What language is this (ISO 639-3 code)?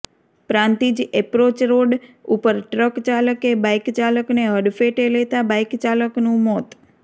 guj